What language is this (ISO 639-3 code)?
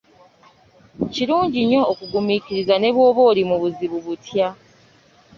lug